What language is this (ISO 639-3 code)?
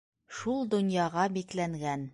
bak